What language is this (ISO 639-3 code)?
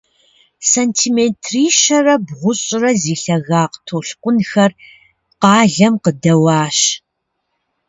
kbd